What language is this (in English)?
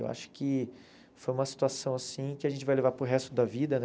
Portuguese